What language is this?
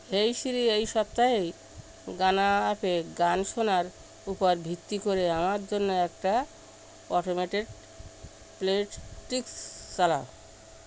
Bangla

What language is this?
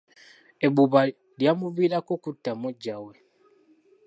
Ganda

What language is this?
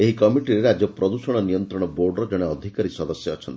Odia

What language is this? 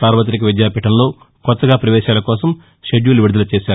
Telugu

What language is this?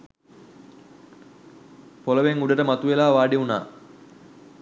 Sinhala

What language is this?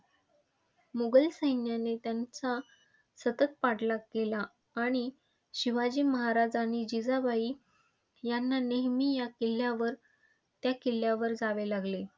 Marathi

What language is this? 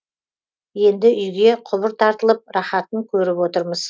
Kazakh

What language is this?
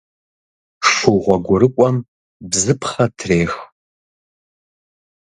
Kabardian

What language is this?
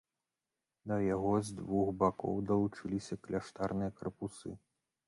Belarusian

